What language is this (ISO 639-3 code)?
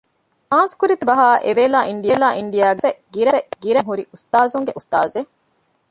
div